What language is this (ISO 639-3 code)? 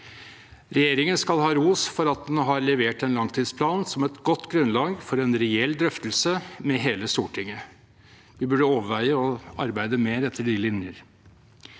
nor